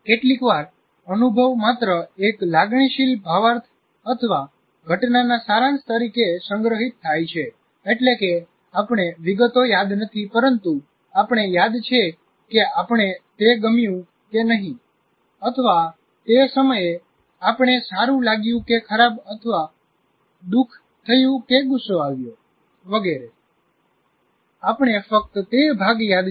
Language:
Gujarati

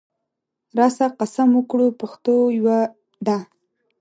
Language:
Pashto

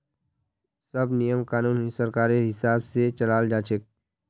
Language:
Magahi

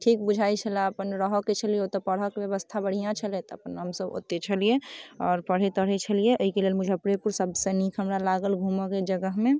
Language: Maithili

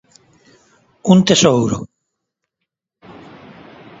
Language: Galician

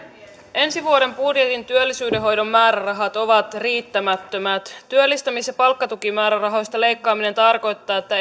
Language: Finnish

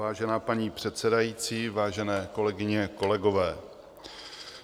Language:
Czech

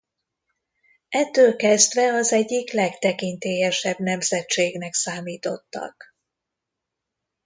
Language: Hungarian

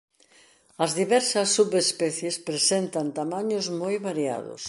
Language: Galician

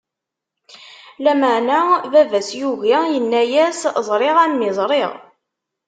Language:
Kabyle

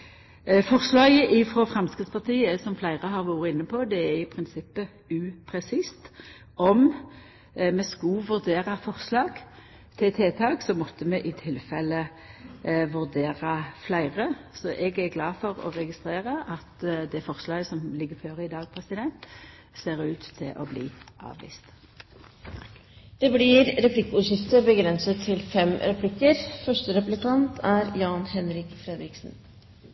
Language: Norwegian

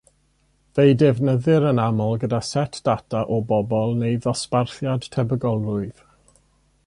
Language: Welsh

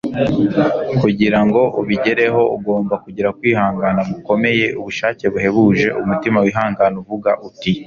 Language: Kinyarwanda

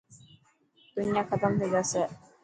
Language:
Dhatki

